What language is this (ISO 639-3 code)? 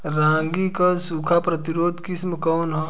bho